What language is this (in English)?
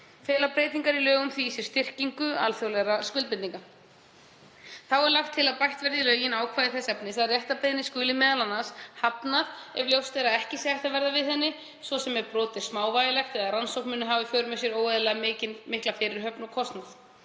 Icelandic